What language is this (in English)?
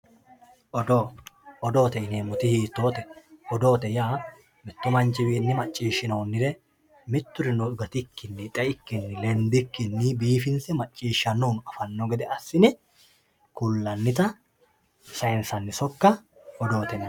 Sidamo